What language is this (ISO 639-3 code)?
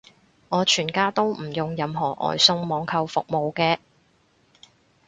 yue